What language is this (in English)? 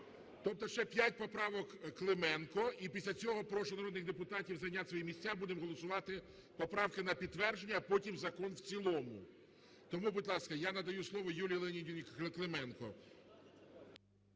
Ukrainian